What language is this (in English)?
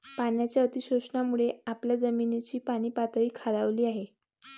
Marathi